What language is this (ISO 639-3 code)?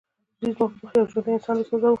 pus